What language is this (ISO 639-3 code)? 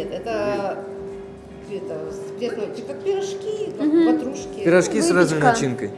rus